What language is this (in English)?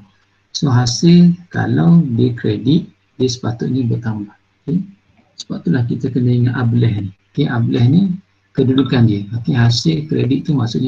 Malay